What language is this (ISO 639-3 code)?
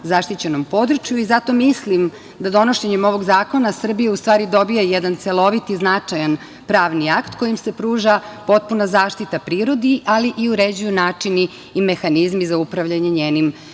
srp